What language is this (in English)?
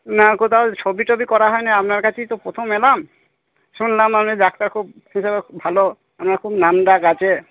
Bangla